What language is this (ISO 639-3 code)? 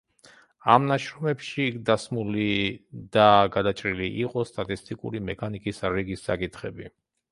kat